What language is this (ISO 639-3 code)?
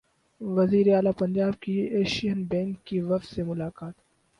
urd